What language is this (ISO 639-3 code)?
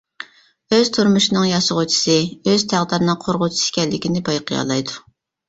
uig